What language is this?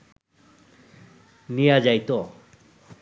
Bangla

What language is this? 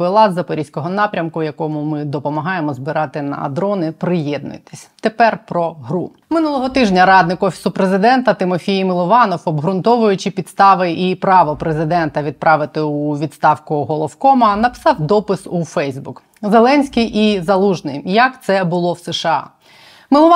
Ukrainian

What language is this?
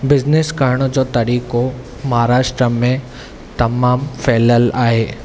Sindhi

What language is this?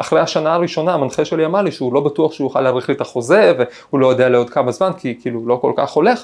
Hebrew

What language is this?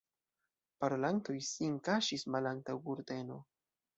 Esperanto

